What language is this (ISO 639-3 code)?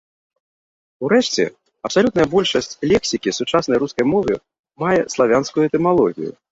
bel